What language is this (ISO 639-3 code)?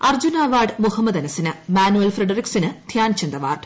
mal